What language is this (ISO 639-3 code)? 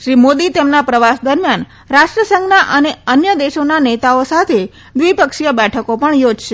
guj